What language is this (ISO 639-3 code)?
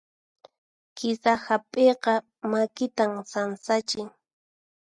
qxp